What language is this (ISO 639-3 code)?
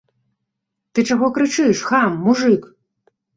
bel